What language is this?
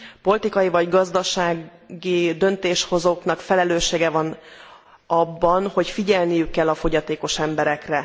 Hungarian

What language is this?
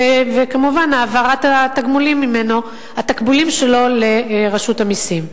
Hebrew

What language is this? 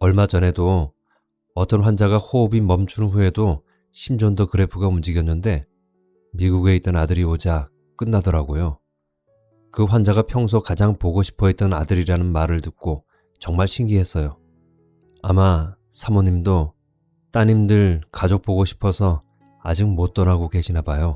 Korean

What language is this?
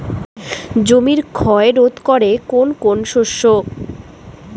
Bangla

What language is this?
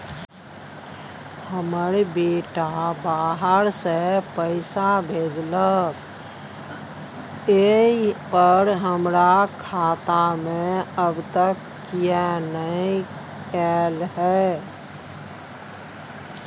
Maithili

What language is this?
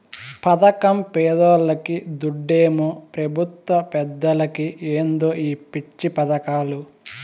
Telugu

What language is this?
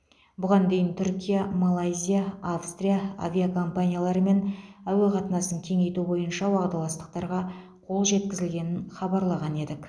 Kazakh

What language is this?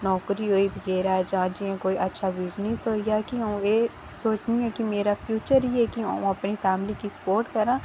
Dogri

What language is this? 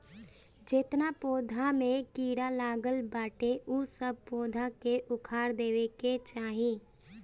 Bhojpuri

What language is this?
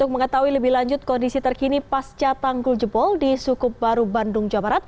Indonesian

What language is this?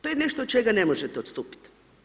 Croatian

